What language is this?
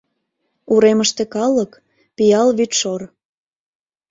Mari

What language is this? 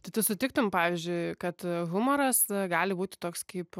Lithuanian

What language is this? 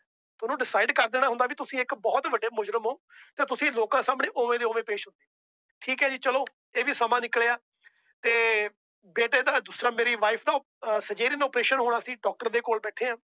Punjabi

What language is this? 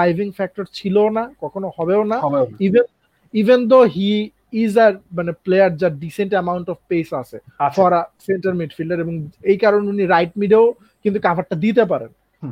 Bangla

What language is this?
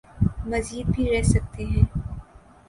Urdu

